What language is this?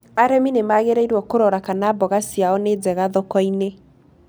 Kikuyu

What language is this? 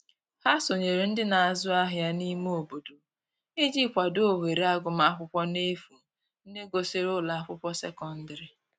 Igbo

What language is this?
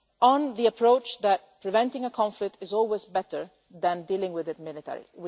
English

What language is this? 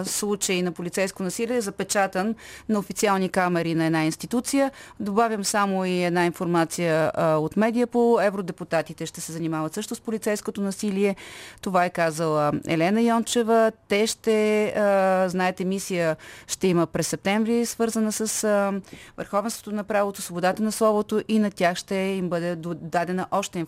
Bulgarian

